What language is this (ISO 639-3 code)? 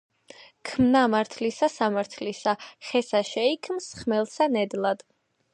kat